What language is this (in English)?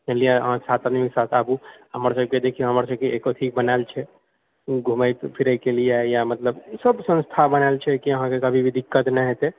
Maithili